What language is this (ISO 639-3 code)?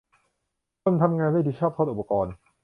tha